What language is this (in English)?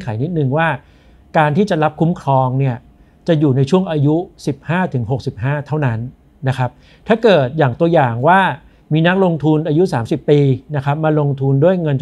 Thai